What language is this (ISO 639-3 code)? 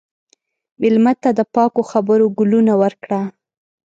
pus